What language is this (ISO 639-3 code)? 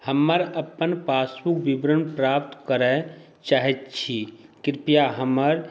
mai